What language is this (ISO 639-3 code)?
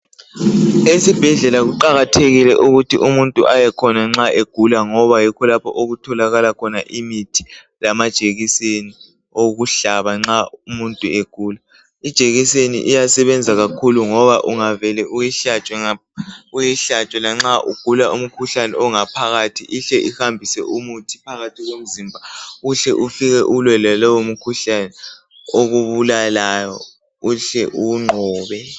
nde